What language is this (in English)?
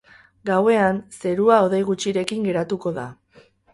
Basque